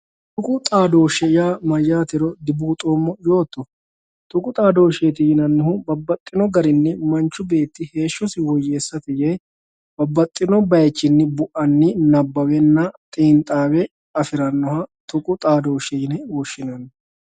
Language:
Sidamo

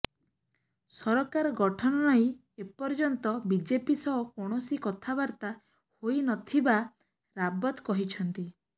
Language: Odia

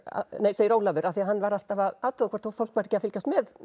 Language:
Icelandic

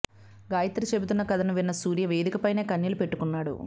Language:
Telugu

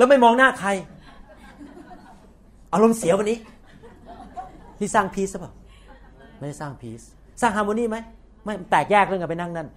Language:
Thai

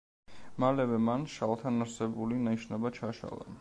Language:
Georgian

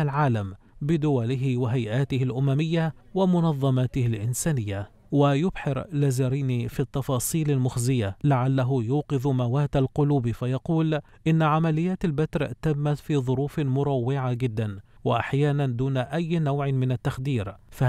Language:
Arabic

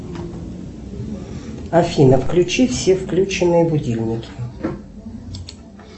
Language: Russian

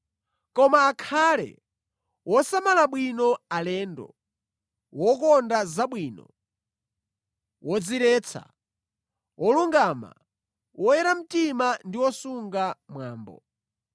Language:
Nyanja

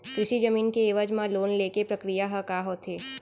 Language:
Chhattisgarhi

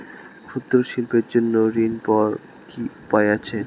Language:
Bangla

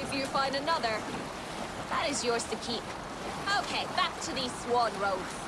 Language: English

